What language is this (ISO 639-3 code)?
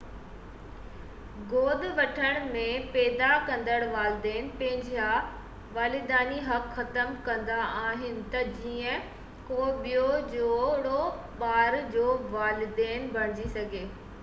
snd